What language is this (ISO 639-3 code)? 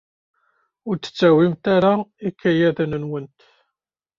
kab